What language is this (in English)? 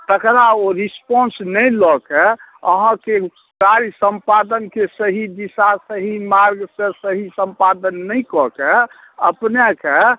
Maithili